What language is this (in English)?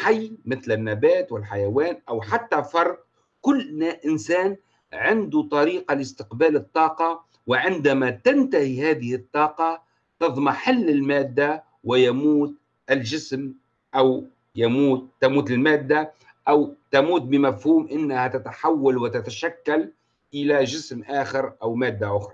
Arabic